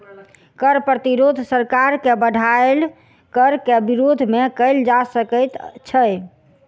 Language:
Maithili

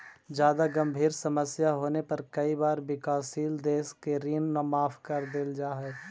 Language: Magahi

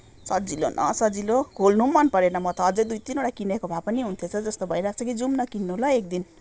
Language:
Nepali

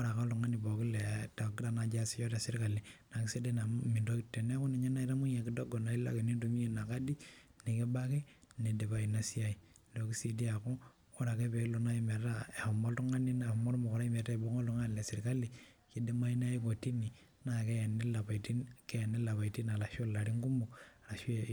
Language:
Masai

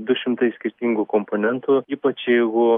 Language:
Lithuanian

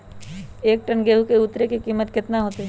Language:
Magahi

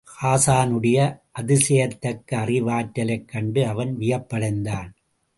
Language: Tamil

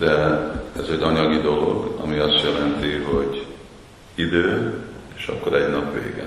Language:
Hungarian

